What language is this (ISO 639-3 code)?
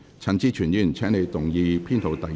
yue